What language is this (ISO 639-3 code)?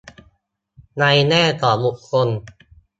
tha